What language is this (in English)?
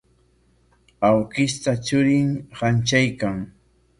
Corongo Ancash Quechua